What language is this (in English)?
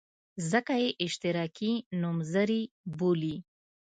Pashto